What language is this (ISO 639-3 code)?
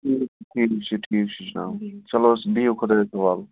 kas